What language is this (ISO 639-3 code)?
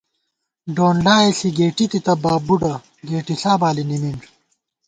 gwt